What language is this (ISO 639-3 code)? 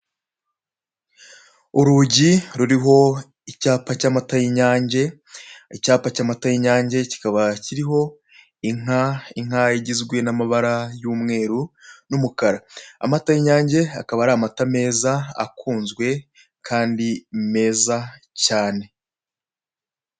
kin